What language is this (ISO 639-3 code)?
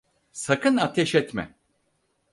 tur